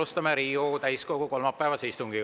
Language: Estonian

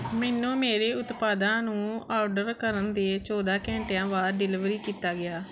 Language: Punjabi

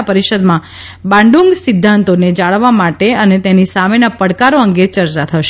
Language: Gujarati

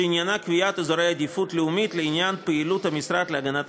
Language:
Hebrew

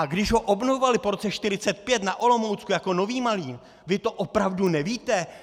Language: Czech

